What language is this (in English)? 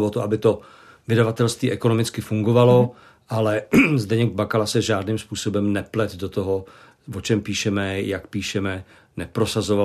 Czech